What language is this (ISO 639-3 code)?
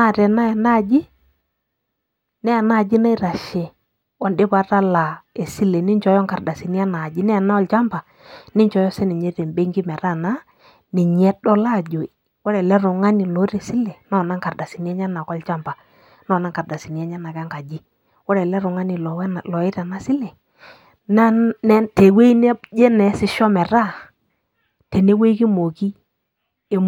mas